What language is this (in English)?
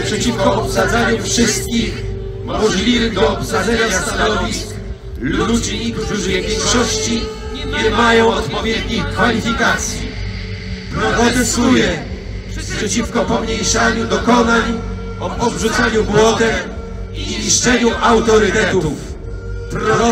Polish